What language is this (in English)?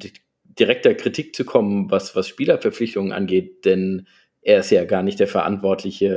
German